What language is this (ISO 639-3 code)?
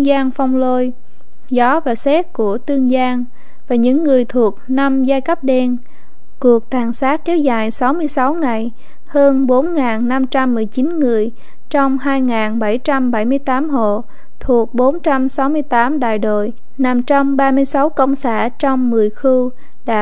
vie